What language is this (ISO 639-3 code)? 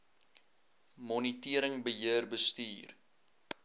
afr